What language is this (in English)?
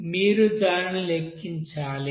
Telugu